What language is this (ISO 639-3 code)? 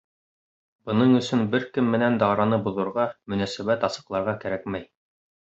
bak